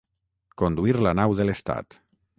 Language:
Catalan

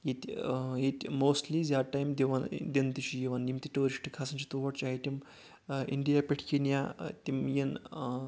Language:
Kashmiri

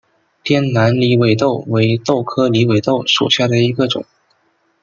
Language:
Chinese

